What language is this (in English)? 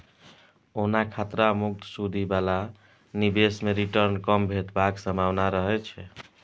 Maithili